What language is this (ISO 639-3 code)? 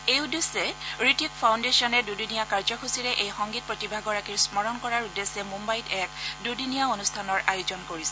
asm